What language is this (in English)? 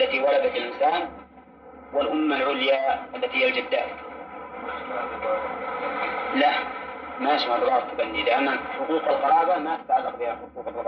Arabic